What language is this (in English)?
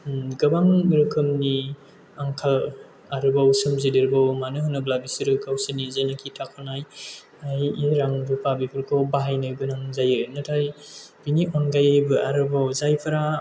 Bodo